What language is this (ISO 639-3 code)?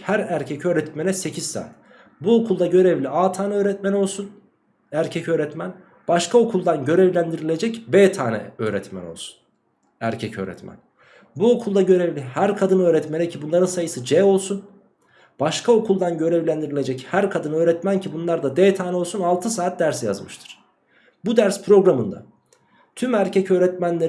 tur